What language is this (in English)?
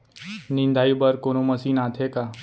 Chhattisgarhi